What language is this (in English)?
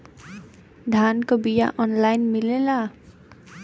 Bhojpuri